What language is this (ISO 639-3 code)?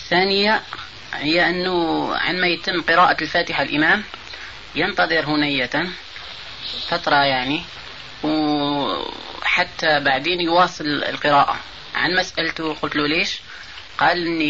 ara